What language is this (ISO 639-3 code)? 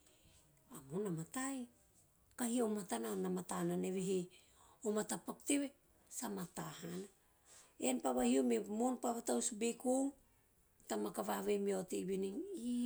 tio